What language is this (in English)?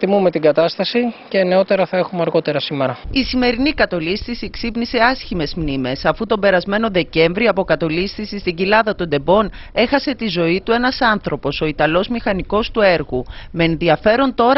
Greek